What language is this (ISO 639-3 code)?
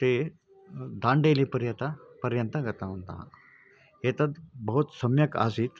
san